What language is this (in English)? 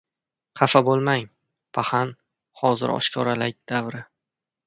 Uzbek